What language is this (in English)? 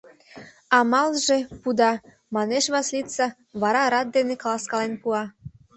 Mari